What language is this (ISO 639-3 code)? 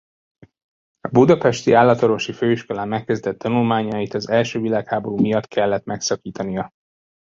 hun